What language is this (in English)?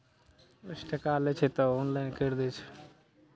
Maithili